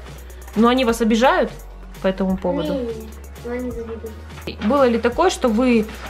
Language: Russian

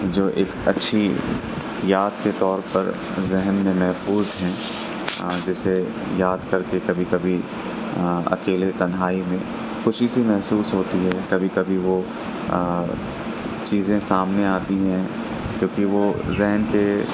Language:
Urdu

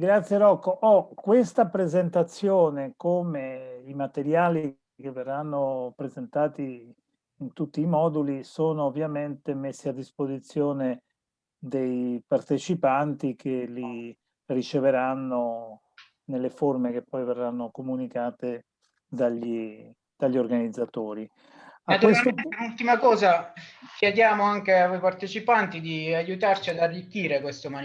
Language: Italian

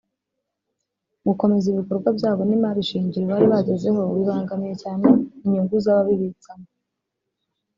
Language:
Kinyarwanda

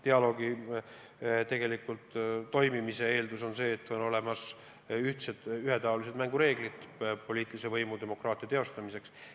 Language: Estonian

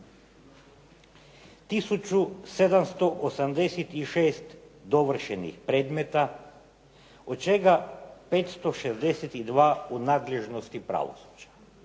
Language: Croatian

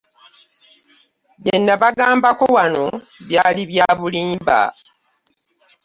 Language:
Ganda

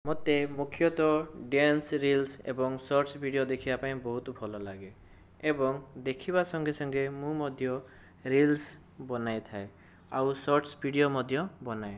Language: Odia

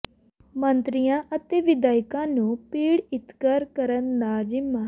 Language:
Punjabi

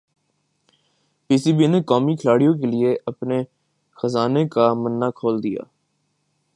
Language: Urdu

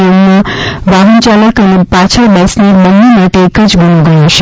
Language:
Gujarati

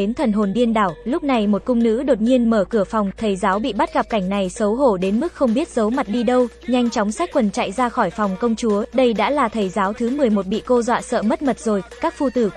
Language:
Vietnamese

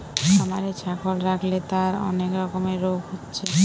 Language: Bangla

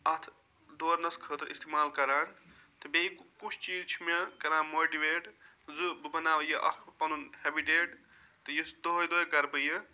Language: Kashmiri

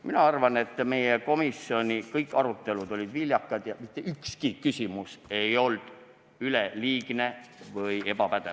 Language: Estonian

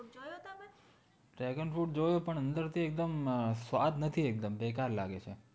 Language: Gujarati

